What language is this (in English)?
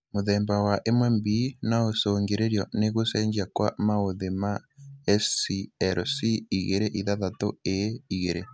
Kikuyu